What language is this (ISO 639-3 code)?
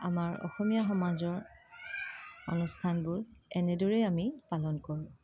asm